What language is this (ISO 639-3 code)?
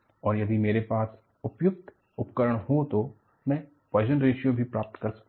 hin